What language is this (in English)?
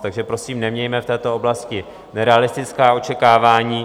Czech